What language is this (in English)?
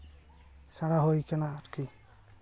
Santali